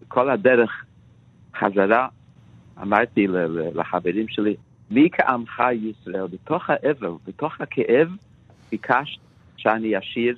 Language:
Hebrew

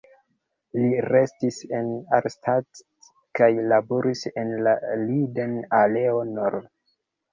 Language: Esperanto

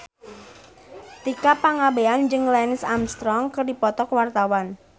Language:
Sundanese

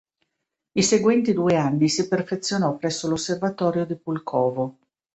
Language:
Italian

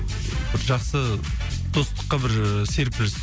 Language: Kazakh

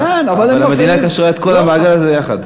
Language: Hebrew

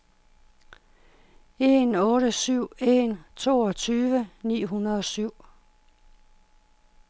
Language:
Danish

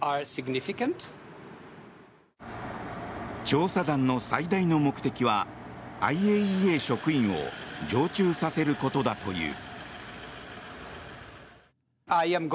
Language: Japanese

